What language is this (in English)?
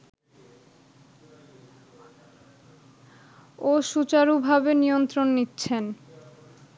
Bangla